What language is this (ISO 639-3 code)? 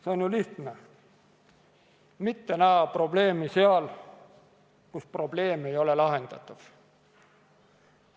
est